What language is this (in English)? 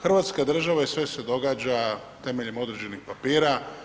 Croatian